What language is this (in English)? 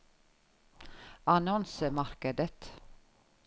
Norwegian